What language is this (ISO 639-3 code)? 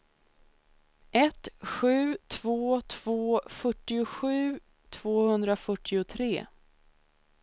swe